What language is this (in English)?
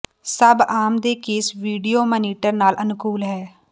Punjabi